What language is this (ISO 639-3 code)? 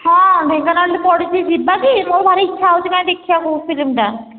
ori